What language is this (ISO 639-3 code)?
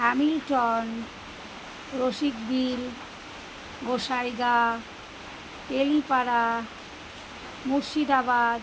ben